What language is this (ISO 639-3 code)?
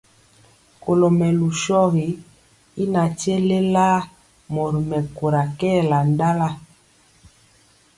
mcx